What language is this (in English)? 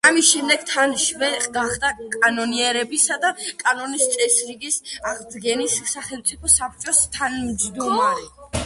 Georgian